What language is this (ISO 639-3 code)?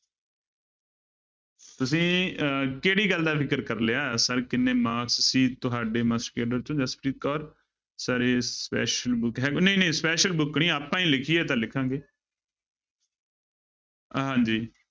pan